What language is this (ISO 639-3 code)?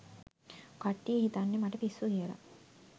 sin